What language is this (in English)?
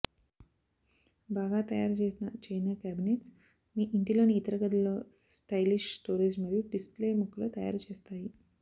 Telugu